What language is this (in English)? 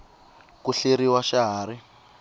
Tsonga